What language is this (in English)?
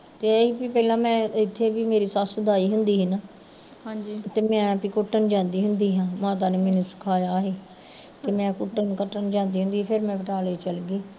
Punjabi